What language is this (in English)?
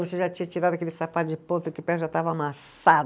Portuguese